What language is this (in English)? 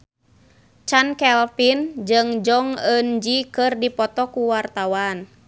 Sundanese